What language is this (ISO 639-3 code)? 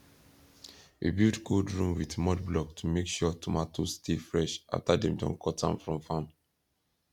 pcm